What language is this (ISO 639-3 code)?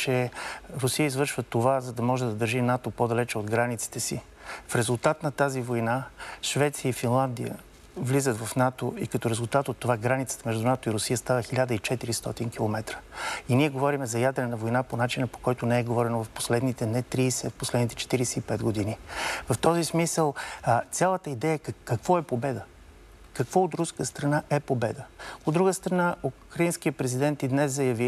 bul